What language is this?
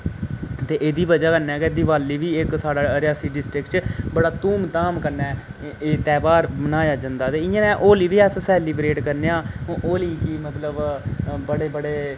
Dogri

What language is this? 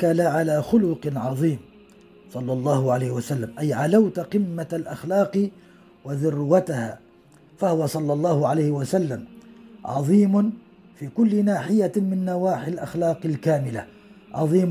Arabic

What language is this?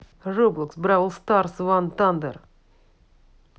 Russian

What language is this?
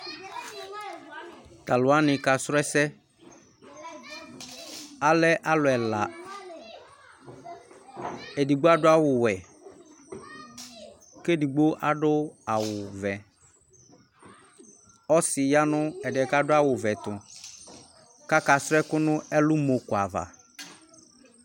Ikposo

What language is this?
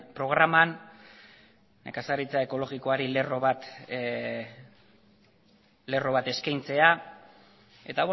Basque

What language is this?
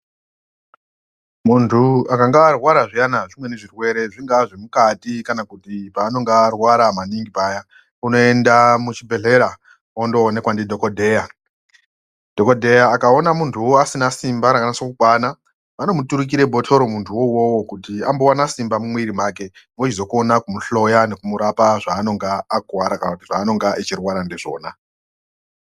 Ndau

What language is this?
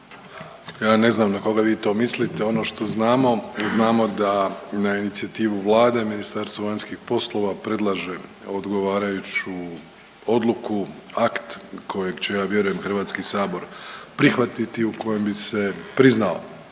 Croatian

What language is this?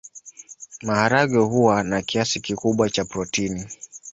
Swahili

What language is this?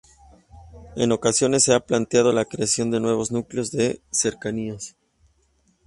Spanish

